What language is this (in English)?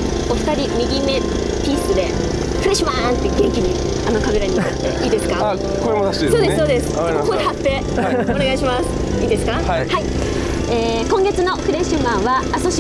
Japanese